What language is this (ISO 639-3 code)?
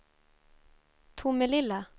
swe